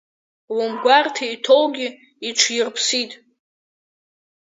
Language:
Abkhazian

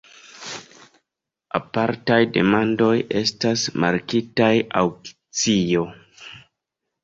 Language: Esperanto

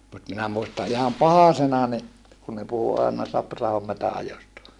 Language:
Finnish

